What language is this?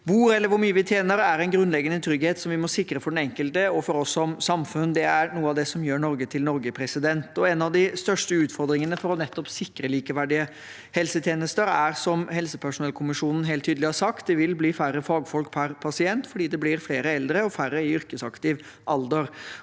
Norwegian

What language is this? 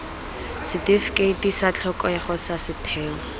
Tswana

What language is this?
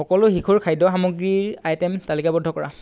Assamese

